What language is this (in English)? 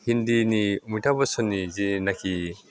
Bodo